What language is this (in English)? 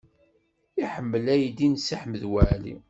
Kabyle